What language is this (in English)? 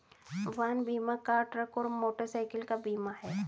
Hindi